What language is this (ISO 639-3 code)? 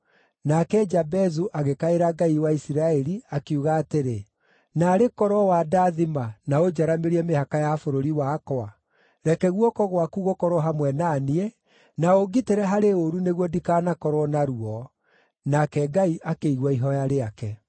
kik